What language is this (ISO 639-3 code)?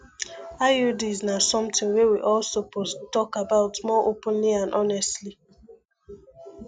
pcm